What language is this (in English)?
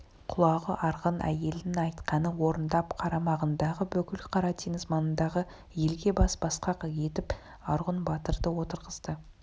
Kazakh